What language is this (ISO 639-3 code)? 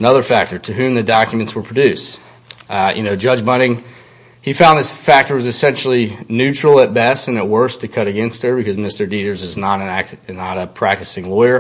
eng